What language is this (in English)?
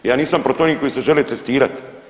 Croatian